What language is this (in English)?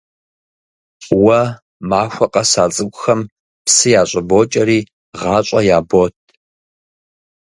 Kabardian